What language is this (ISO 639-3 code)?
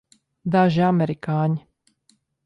lav